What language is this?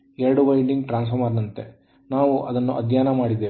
Kannada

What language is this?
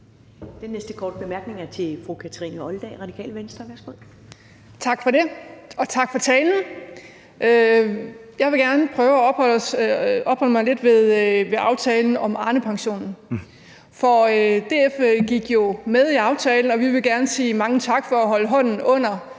Danish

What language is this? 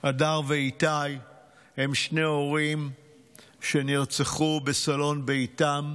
Hebrew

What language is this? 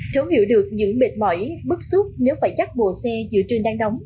Vietnamese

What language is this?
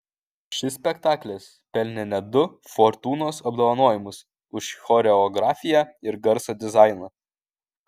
Lithuanian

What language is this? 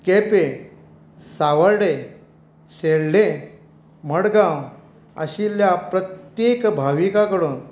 Konkani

